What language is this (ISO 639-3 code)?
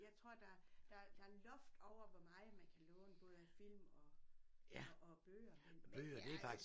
dan